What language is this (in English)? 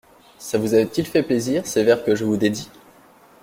French